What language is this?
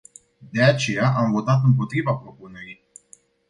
Romanian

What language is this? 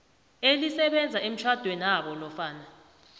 South Ndebele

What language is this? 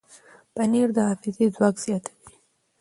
Pashto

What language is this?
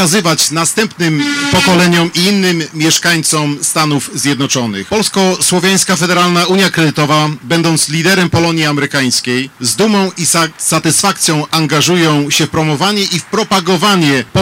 Polish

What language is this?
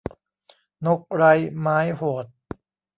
Thai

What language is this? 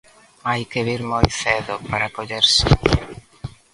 Galician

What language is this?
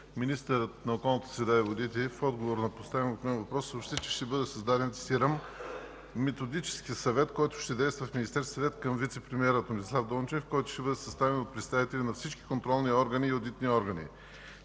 Bulgarian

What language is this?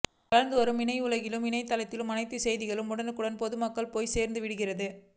Tamil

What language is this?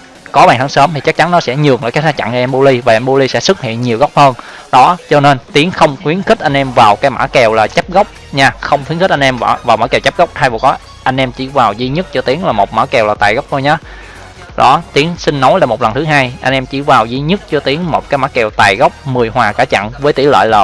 Vietnamese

